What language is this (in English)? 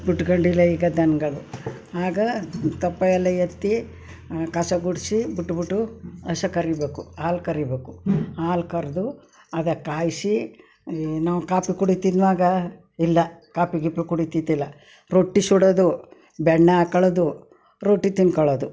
Kannada